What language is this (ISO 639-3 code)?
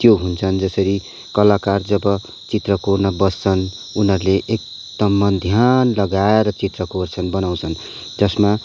nep